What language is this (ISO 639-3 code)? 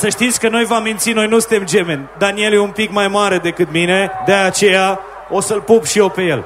ron